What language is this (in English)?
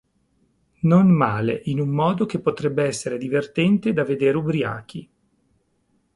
Italian